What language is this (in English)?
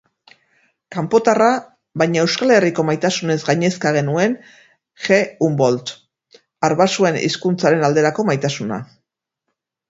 Basque